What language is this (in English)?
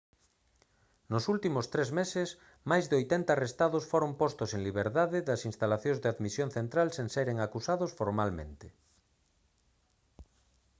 Galician